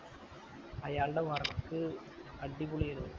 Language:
Malayalam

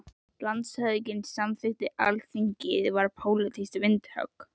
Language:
Icelandic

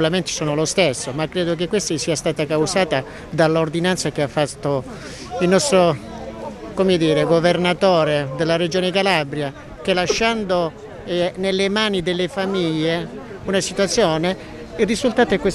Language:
Italian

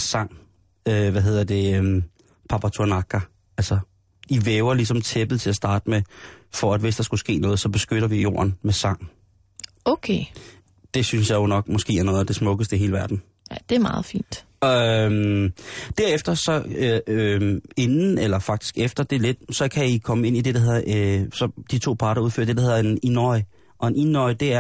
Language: Danish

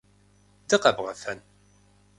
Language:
Kabardian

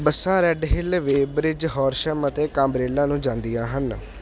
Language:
Punjabi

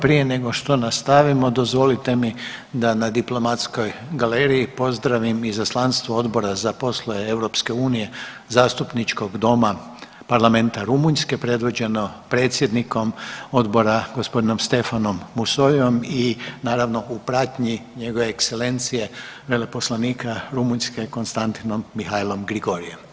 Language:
Croatian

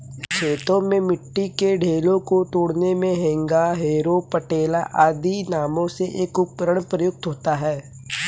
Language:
Hindi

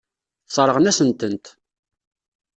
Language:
Kabyle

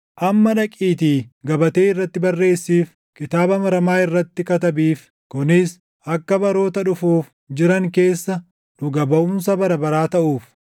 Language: Oromo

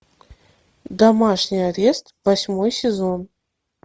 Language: Russian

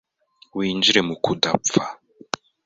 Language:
Kinyarwanda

